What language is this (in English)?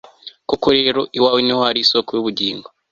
Kinyarwanda